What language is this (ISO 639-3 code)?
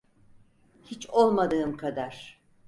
tur